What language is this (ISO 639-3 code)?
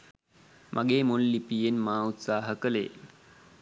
sin